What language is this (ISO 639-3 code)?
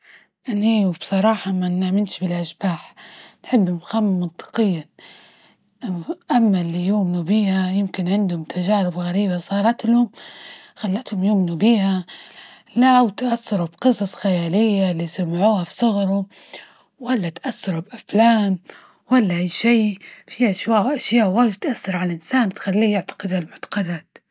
ayl